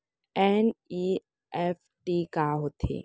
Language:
Chhattisgarhi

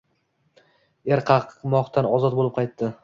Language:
Uzbek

